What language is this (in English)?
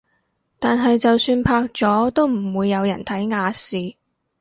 Cantonese